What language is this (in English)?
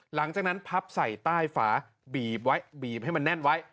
Thai